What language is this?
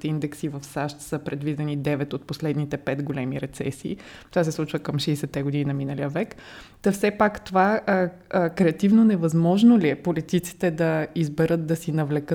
Bulgarian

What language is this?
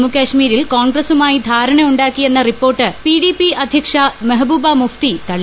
Malayalam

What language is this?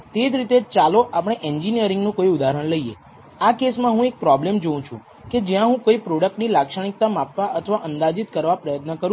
Gujarati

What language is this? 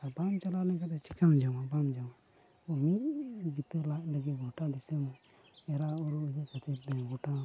Santali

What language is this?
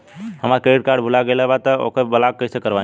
Bhojpuri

